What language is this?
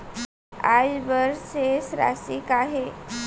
Chhattisgarhi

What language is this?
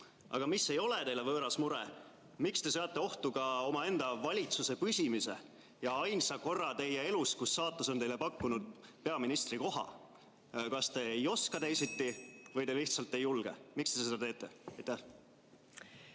Estonian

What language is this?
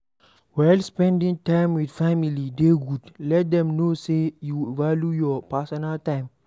Nigerian Pidgin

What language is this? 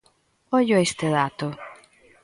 Galician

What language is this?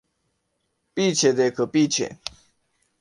Urdu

